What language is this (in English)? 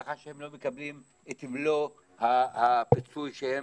Hebrew